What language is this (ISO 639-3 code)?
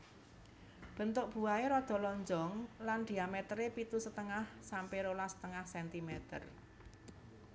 jav